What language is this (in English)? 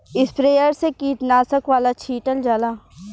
Bhojpuri